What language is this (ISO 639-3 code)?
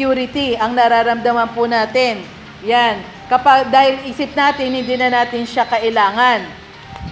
fil